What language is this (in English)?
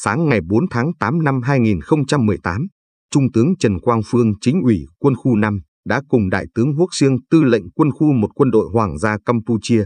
Vietnamese